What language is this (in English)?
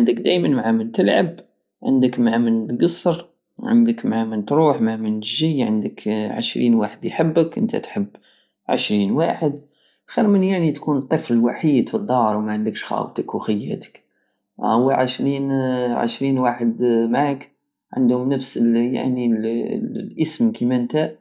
Algerian Saharan Arabic